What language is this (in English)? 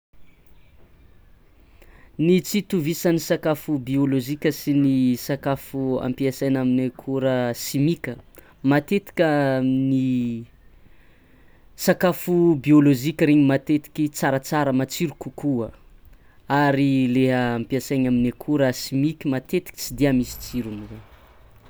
Tsimihety Malagasy